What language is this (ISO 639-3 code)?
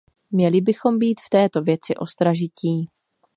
ces